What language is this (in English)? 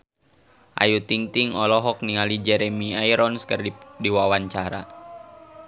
Sundanese